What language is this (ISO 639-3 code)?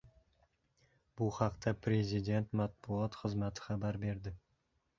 uzb